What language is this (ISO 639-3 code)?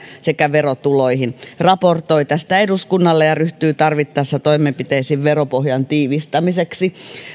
fin